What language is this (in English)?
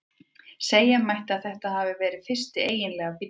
Icelandic